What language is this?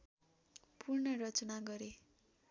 Nepali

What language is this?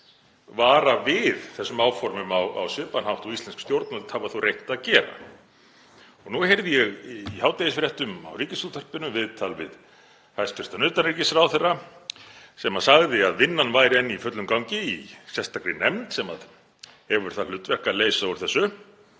Icelandic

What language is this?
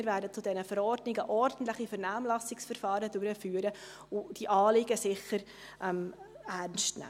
Swiss German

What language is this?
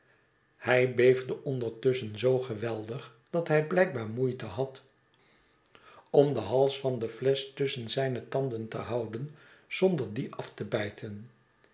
Dutch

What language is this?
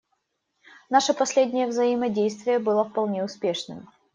Russian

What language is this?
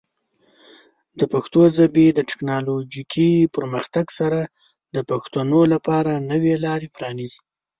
Pashto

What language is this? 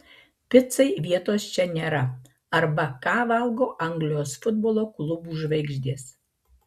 Lithuanian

